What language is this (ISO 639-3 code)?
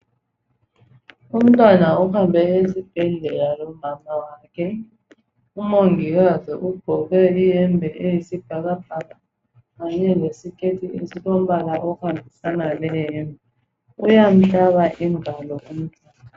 nde